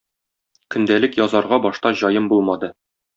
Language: Tatar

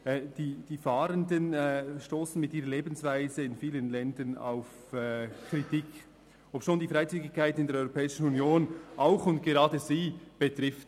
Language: Swiss German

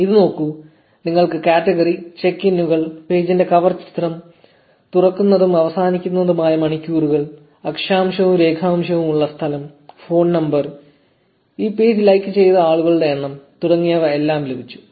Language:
Malayalam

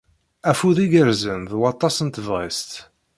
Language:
Kabyle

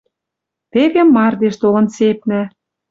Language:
Western Mari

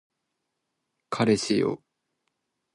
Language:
Japanese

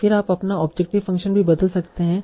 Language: Hindi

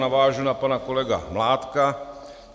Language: Czech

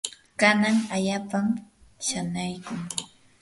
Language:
Yanahuanca Pasco Quechua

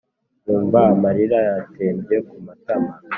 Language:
Kinyarwanda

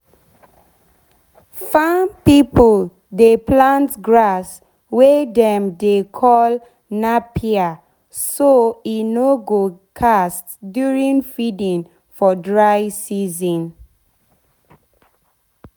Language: Nigerian Pidgin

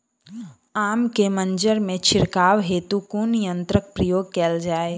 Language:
Maithili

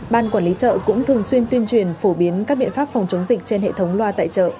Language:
Vietnamese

